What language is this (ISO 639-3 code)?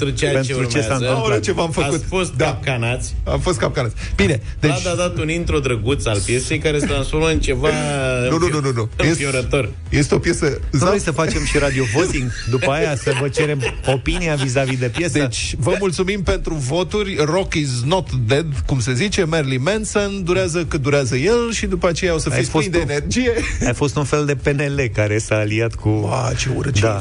ron